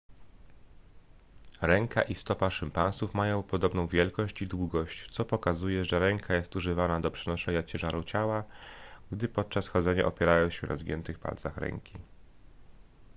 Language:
Polish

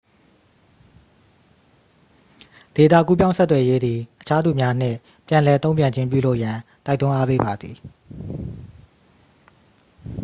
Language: Burmese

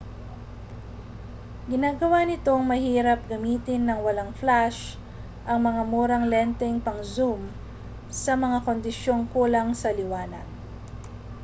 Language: Filipino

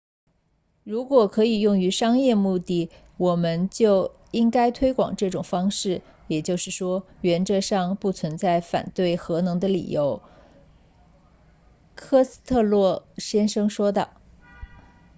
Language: Chinese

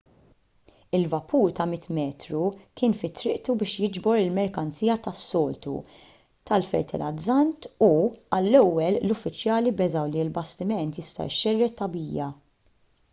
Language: Maltese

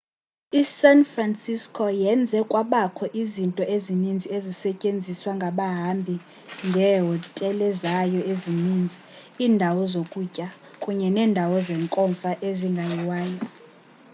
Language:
Xhosa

